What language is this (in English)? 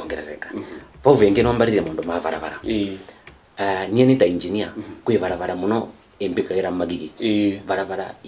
Italian